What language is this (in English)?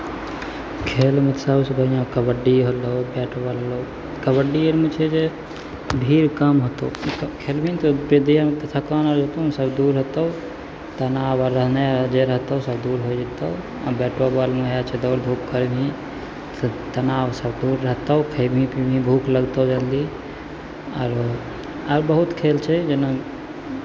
Maithili